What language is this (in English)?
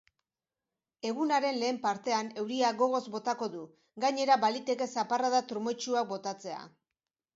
Basque